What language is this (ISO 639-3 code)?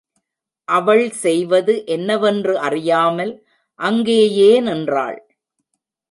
tam